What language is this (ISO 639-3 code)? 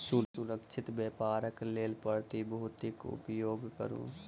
mai